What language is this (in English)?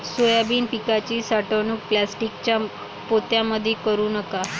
Marathi